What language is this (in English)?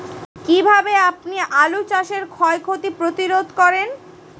Bangla